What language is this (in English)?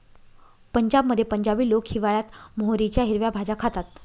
Marathi